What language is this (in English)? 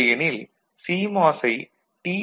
Tamil